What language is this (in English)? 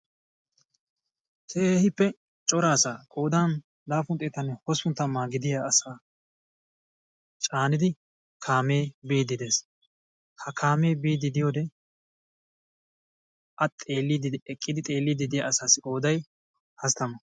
Wolaytta